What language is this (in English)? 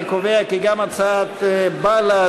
Hebrew